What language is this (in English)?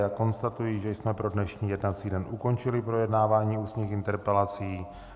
Czech